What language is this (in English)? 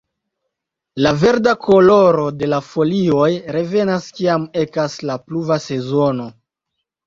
Esperanto